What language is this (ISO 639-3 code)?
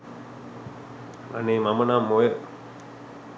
sin